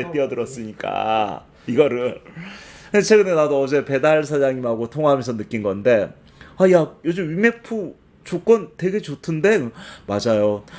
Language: Korean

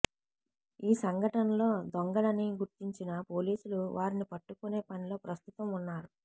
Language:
Telugu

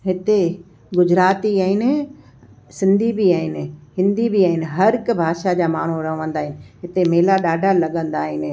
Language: Sindhi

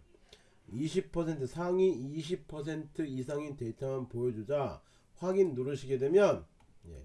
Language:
Korean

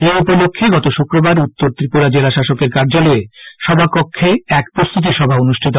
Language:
Bangla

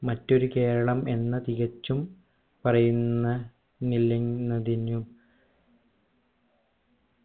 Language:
Malayalam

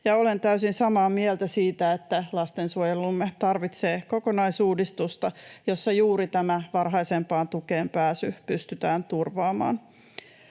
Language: Finnish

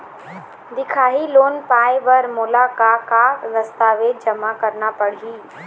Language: Chhattisgarhi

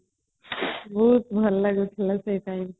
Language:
Odia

